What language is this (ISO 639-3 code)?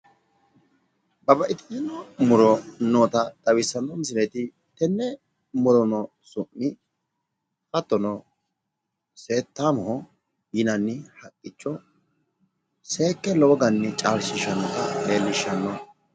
sid